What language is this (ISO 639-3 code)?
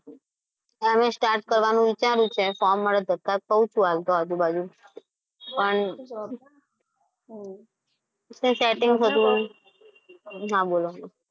guj